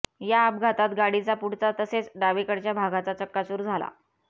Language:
Marathi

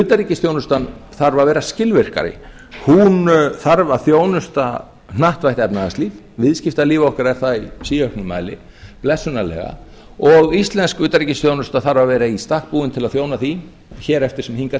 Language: Icelandic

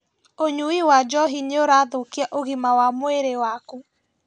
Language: Kikuyu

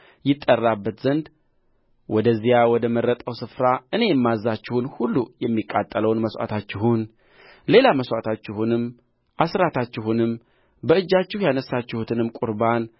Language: Amharic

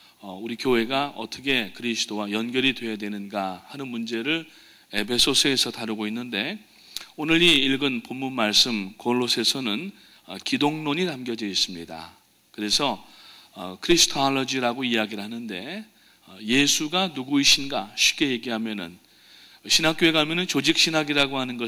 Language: Korean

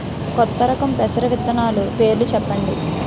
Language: Telugu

